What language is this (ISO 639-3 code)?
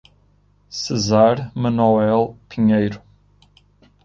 por